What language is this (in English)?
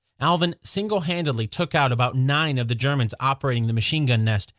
English